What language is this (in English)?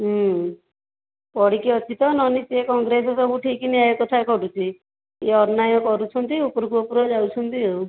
Odia